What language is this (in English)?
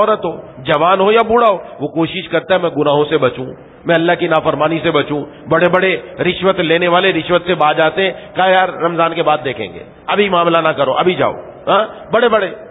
Arabic